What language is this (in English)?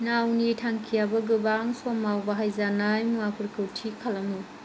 Bodo